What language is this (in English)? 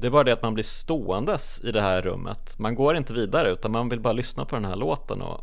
Swedish